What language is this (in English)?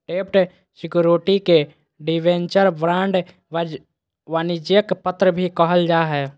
Magahi